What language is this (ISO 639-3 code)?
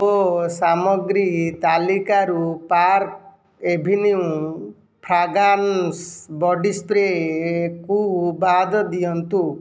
ori